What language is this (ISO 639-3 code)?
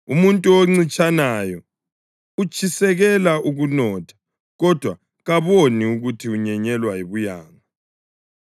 nde